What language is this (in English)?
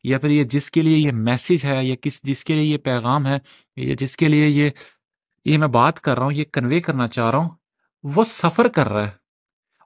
Urdu